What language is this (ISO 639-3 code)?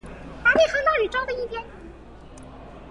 zho